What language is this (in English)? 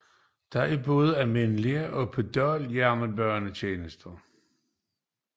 Danish